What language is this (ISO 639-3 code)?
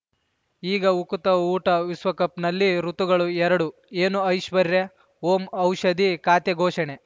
kan